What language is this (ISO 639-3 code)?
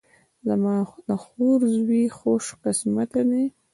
pus